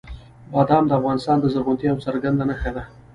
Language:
Pashto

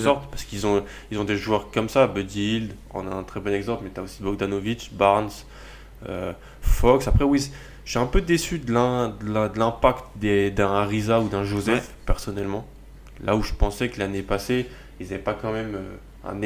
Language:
French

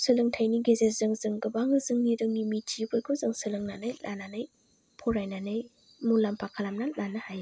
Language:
Bodo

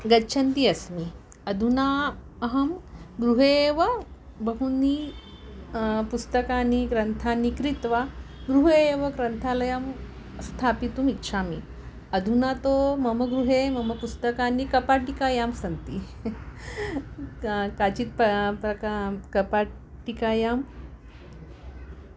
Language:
Sanskrit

